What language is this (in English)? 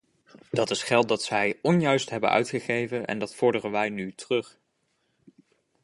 Dutch